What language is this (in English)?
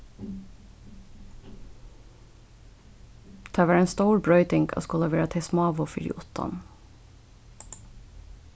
Faroese